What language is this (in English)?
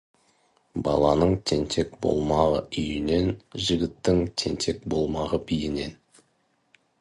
Kazakh